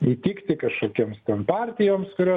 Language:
Lithuanian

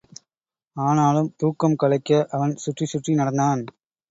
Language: Tamil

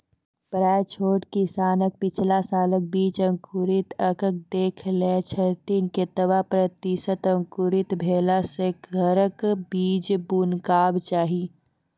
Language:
Maithili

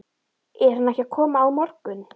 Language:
Icelandic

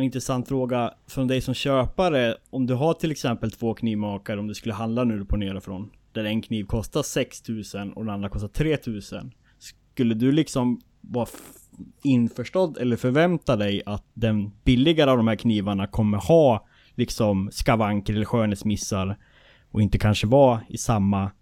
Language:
Swedish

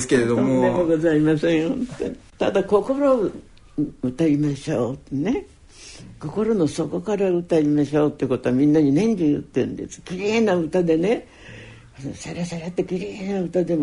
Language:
Japanese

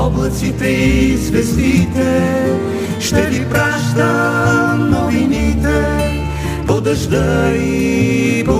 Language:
Bulgarian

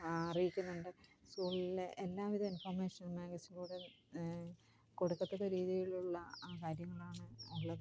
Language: Malayalam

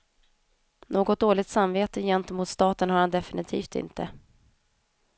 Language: Swedish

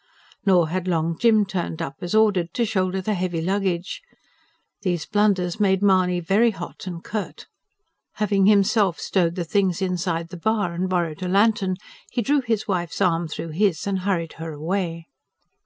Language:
English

